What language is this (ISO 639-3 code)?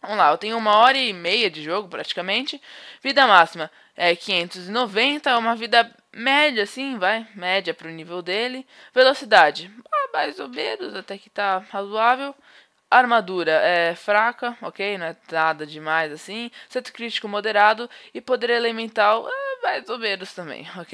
por